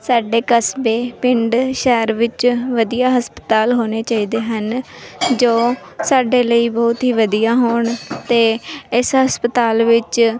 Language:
Punjabi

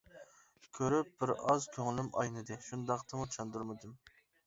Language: Uyghur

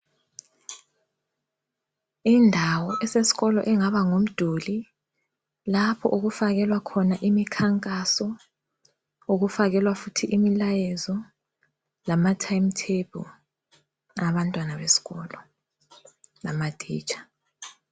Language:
North Ndebele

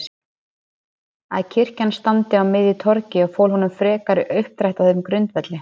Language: Icelandic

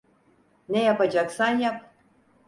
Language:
Turkish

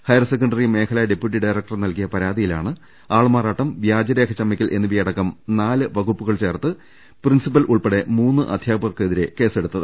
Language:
Malayalam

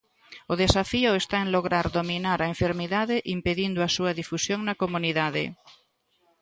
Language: Galician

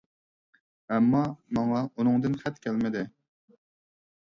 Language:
Uyghur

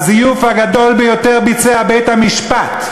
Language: Hebrew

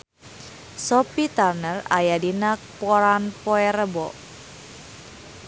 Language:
Sundanese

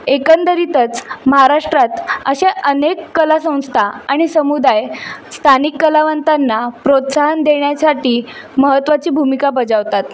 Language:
Marathi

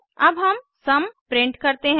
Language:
Hindi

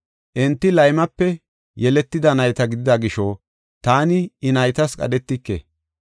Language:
Gofa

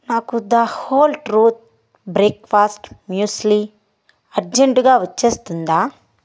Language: Telugu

